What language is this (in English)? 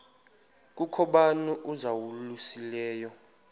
Xhosa